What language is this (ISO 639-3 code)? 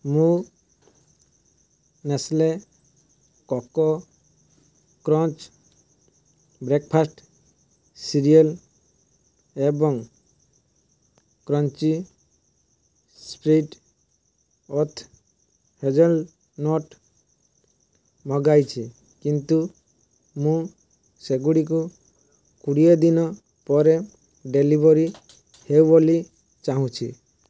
ori